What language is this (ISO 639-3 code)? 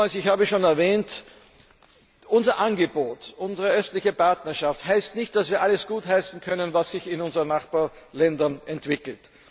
deu